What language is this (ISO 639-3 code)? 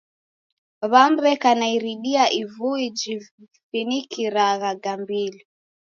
dav